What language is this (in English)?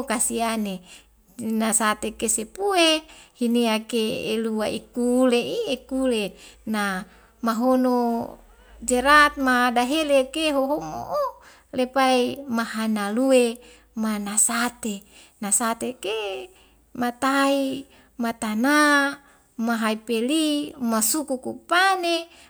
Wemale